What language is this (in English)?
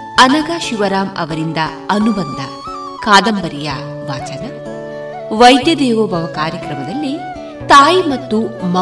Kannada